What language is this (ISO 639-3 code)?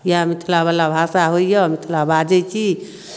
mai